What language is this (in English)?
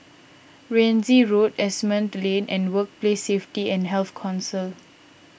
English